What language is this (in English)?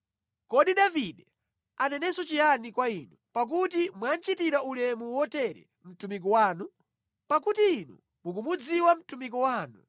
Nyanja